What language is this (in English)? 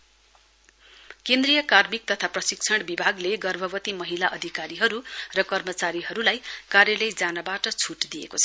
Nepali